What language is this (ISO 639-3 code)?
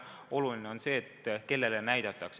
est